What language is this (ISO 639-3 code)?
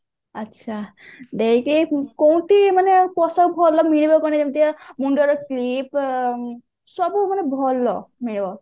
ori